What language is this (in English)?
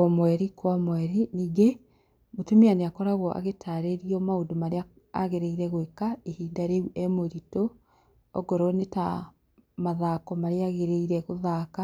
Kikuyu